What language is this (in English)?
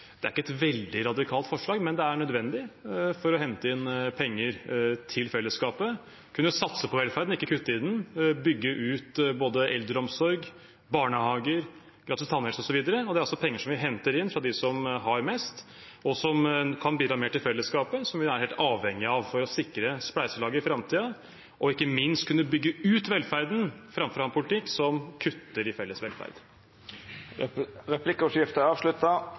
Norwegian